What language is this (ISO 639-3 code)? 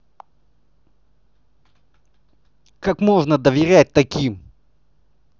rus